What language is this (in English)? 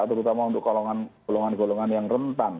Indonesian